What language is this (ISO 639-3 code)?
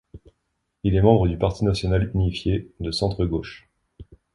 fra